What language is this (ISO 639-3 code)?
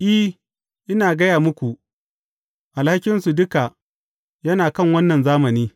hau